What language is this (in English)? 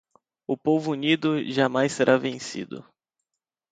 Portuguese